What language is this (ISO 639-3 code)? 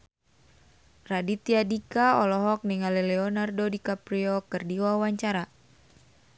sun